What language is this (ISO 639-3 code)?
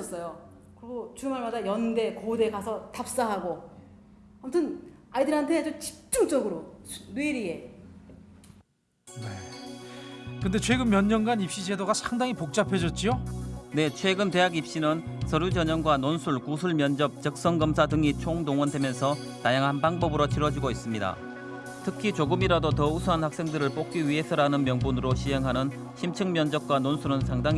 kor